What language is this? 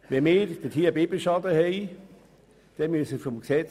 Swiss German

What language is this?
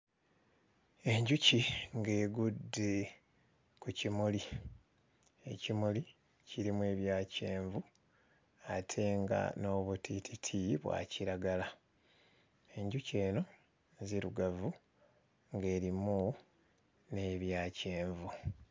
Ganda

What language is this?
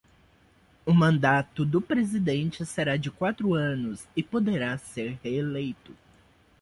Portuguese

